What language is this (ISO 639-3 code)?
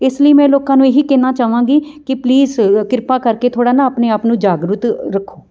pan